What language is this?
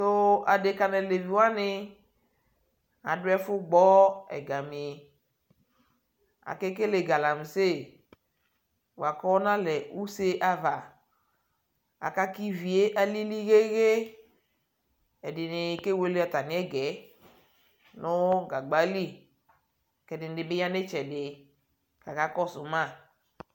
Ikposo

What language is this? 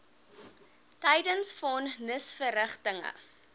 Afrikaans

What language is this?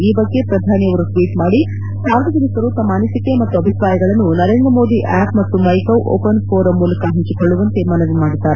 Kannada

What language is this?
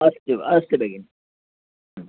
Sanskrit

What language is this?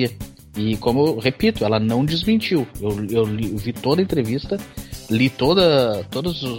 Portuguese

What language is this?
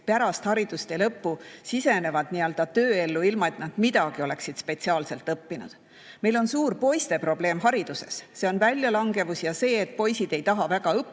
Estonian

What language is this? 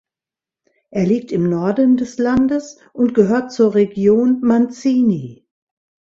German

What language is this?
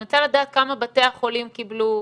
Hebrew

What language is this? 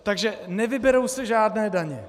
Czech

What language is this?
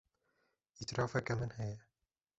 Kurdish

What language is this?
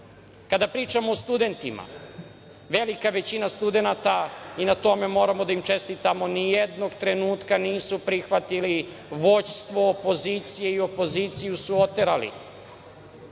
Serbian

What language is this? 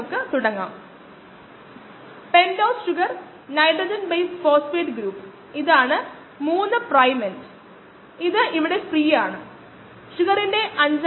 Malayalam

